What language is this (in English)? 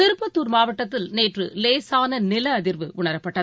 Tamil